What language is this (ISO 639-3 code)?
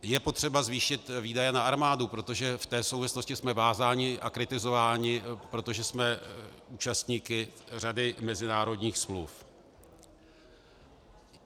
ces